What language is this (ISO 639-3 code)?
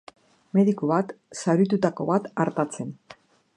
eus